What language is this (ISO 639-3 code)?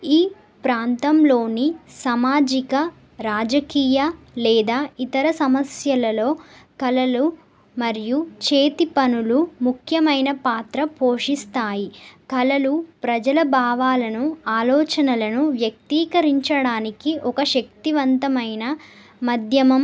tel